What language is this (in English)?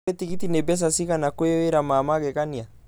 Kikuyu